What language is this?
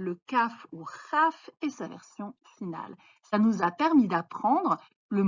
French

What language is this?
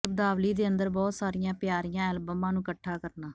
Punjabi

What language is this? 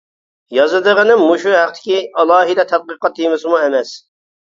Uyghur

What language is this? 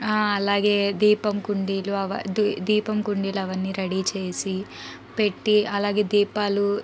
Telugu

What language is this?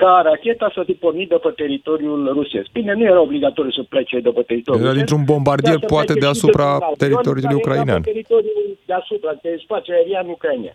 Romanian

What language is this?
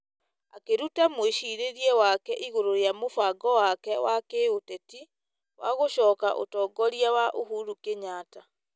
Kikuyu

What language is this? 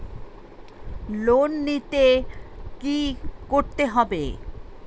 Bangla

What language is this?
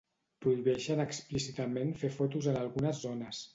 Catalan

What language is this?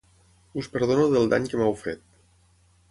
Catalan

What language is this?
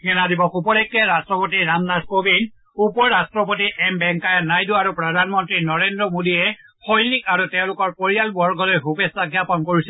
Assamese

